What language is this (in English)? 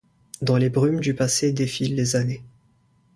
French